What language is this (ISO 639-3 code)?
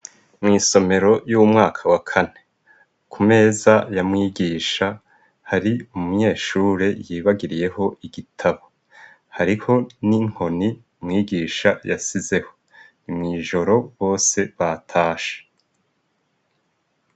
run